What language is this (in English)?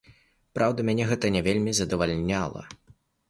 Belarusian